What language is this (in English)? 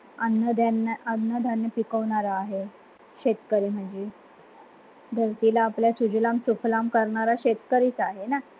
Marathi